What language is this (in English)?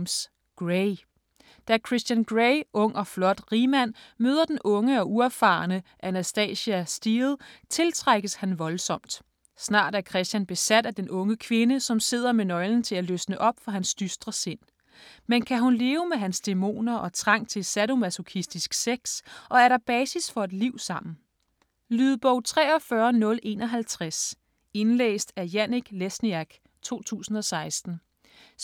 Danish